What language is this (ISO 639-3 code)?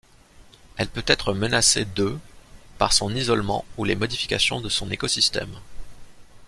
fra